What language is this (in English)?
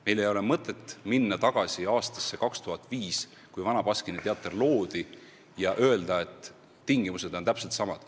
Estonian